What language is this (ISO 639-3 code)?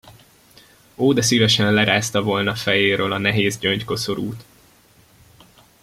hun